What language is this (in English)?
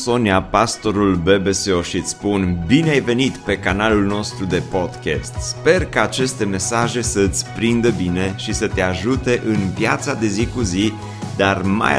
Romanian